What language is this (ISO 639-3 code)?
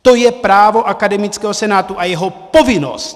ces